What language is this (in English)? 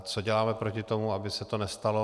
Czech